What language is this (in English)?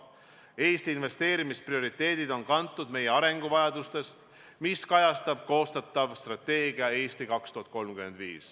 Estonian